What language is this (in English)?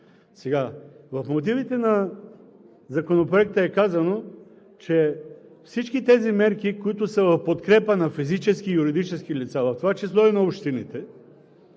Bulgarian